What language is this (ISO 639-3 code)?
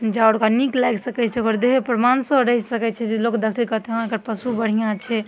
mai